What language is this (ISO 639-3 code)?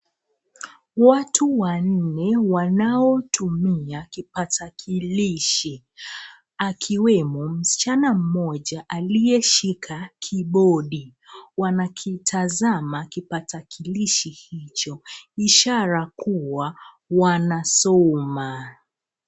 swa